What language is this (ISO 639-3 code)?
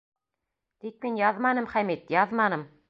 bak